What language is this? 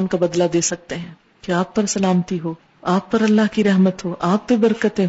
Urdu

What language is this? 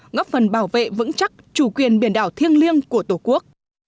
Vietnamese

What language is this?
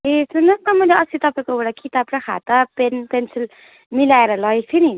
Nepali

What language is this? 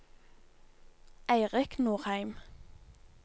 Norwegian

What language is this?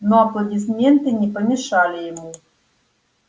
Russian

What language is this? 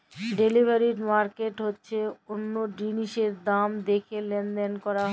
Bangla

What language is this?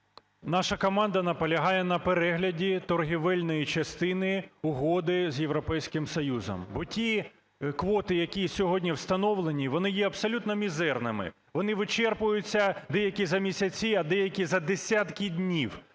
Ukrainian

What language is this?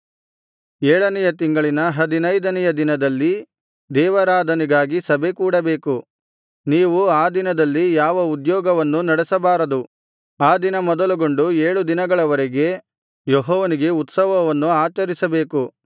Kannada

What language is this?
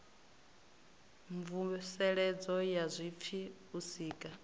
Venda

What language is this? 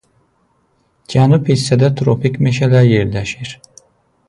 Azerbaijani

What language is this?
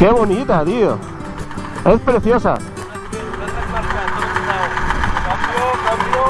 Spanish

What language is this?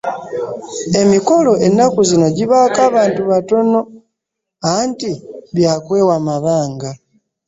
Ganda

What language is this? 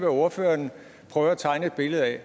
Danish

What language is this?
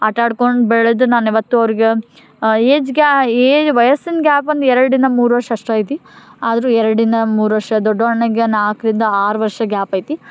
Kannada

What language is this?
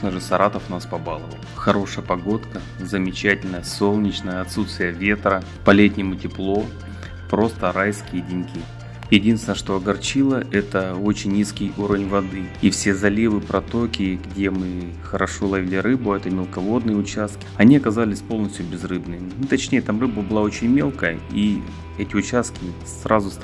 Russian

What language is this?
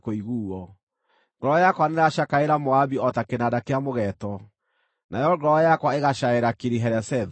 Kikuyu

